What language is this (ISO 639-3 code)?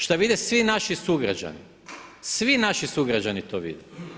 hrv